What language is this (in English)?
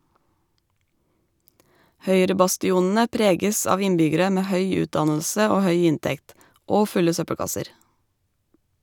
Norwegian